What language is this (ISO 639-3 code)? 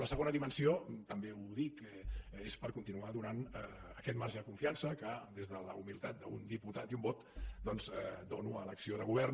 cat